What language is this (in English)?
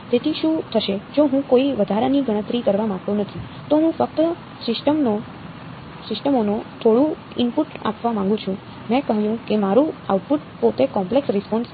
Gujarati